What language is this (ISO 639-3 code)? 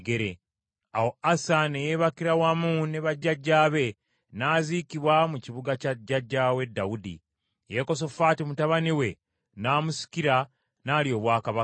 lug